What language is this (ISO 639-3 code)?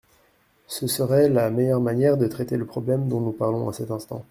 fra